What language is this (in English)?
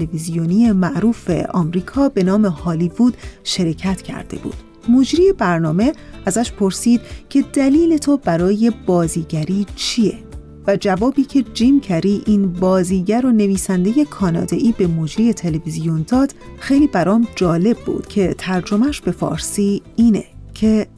Persian